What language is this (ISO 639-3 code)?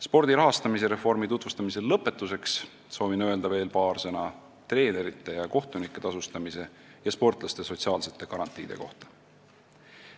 est